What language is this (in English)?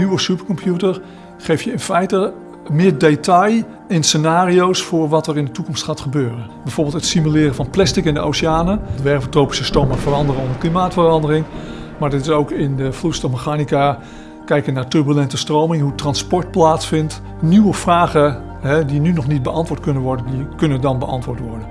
Dutch